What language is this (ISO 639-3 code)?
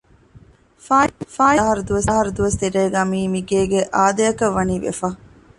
div